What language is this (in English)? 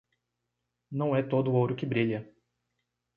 Portuguese